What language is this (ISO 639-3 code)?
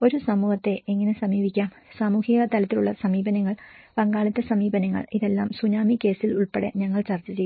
mal